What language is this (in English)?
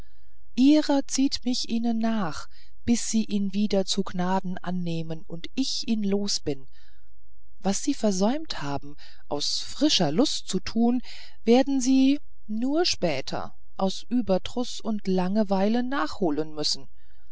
German